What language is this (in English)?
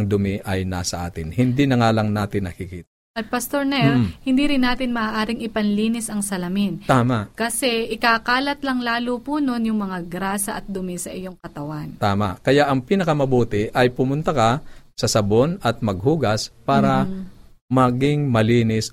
Filipino